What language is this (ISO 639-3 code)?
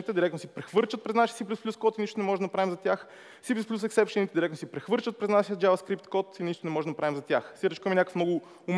bul